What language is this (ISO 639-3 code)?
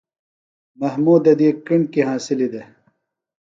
phl